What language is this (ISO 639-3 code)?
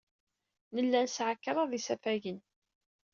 kab